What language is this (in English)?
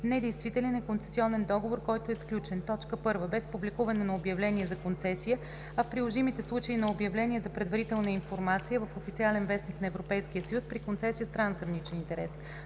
Bulgarian